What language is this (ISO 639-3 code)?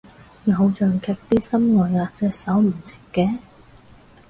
yue